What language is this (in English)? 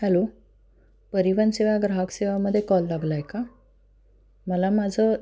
Marathi